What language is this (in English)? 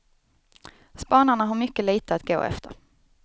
Swedish